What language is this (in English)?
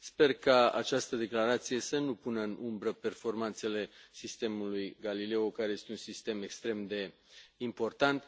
Romanian